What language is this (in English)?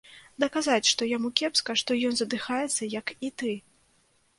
Belarusian